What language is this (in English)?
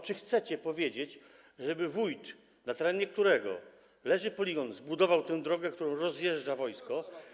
Polish